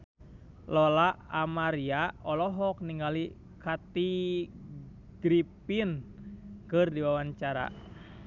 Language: Sundanese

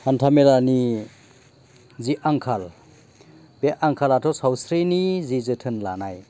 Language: Bodo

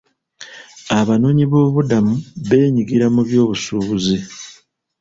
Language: Ganda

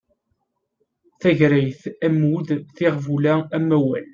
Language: Kabyle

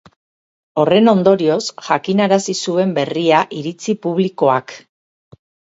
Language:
Basque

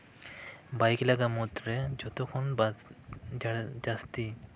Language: Santali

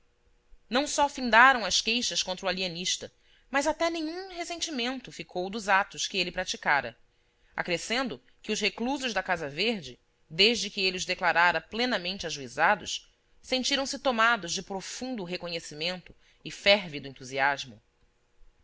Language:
Portuguese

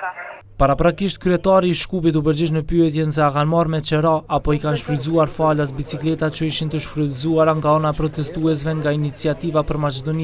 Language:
Romanian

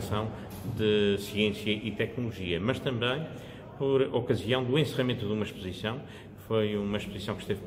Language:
Portuguese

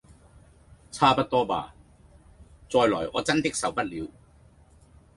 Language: Cantonese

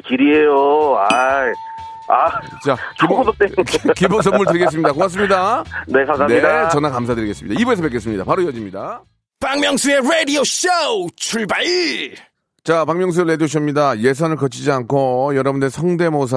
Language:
Korean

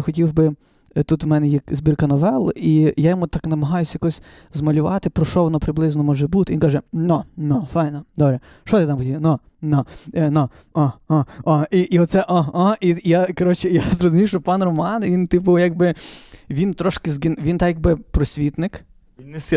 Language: Ukrainian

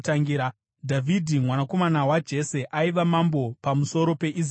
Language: Shona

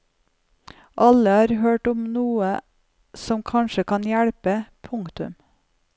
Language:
Norwegian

